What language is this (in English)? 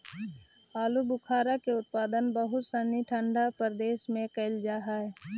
Magahi